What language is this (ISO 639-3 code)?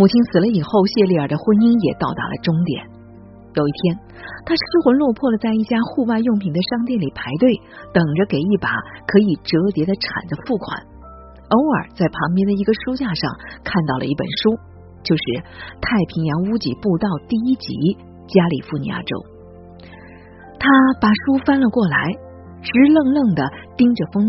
zho